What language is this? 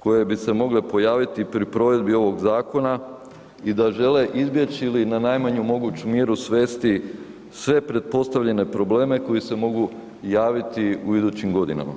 Croatian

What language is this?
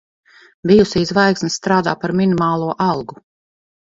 Latvian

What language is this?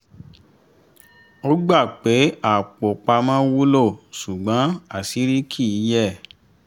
Yoruba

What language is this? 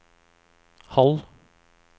Norwegian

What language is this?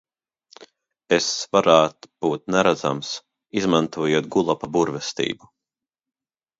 Latvian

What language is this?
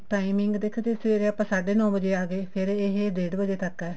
Punjabi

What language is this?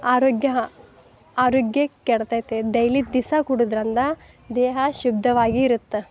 Kannada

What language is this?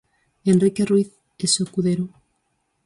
Galician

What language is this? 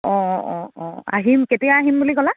Assamese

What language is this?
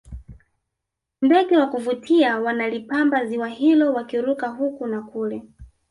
Swahili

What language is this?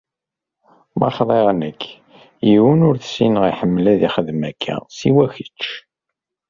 Kabyle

